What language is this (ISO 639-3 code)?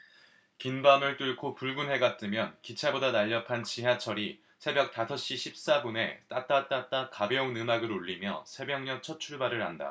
kor